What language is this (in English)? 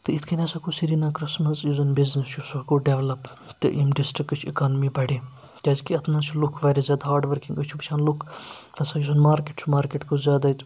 Kashmiri